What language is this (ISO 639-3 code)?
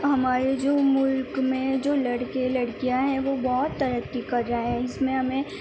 urd